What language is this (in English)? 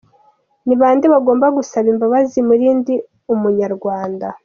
Kinyarwanda